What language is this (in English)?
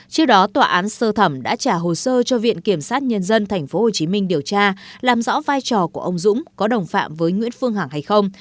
Vietnamese